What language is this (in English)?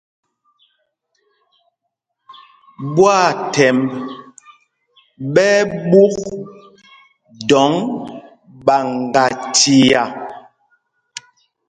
Mpumpong